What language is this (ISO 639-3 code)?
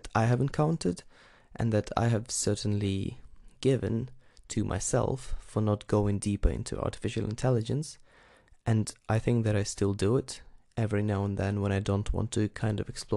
eng